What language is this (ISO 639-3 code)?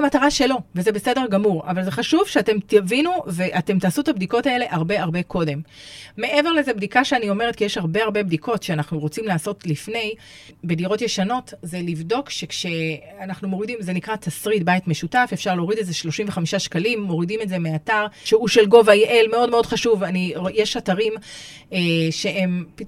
heb